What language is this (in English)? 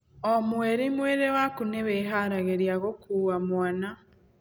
Kikuyu